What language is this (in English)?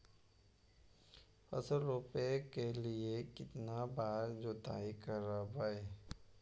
Magahi